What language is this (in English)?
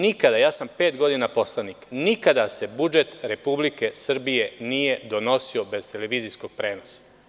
Serbian